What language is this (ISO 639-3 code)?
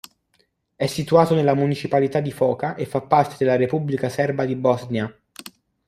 ita